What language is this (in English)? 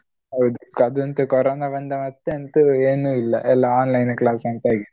Kannada